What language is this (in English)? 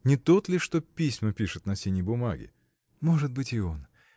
Russian